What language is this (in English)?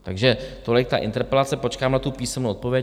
Czech